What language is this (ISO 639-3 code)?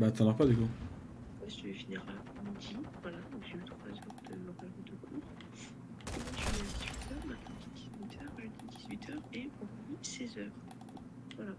fra